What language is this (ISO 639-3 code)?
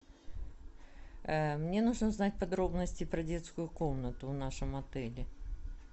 rus